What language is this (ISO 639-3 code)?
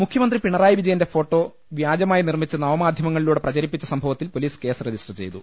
mal